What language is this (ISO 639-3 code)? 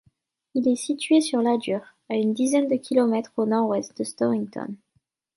fra